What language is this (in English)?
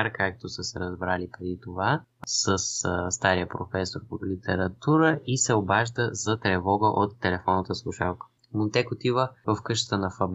Bulgarian